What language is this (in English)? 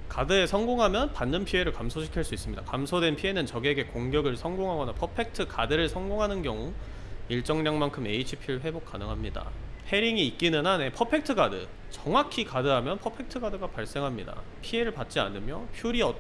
Korean